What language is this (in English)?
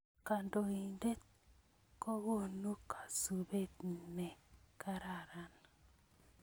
Kalenjin